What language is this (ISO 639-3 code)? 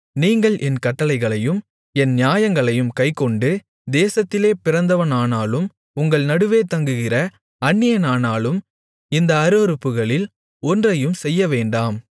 tam